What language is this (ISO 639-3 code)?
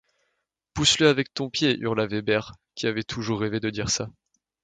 fra